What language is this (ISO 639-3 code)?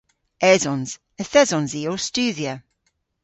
cor